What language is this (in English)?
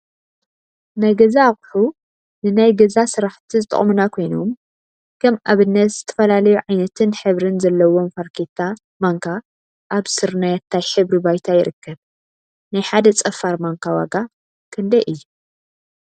Tigrinya